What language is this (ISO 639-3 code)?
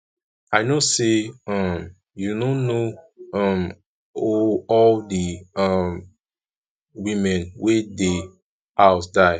pcm